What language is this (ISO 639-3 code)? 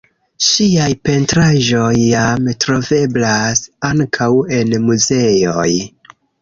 epo